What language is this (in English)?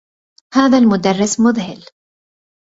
Arabic